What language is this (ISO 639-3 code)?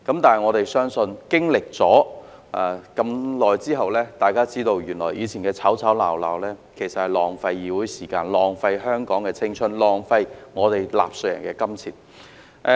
yue